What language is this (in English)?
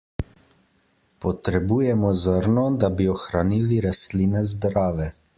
Slovenian